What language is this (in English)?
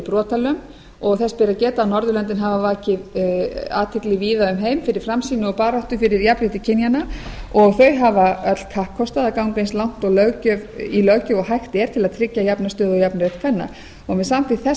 Icelandic